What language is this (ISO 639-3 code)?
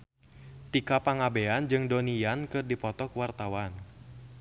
sun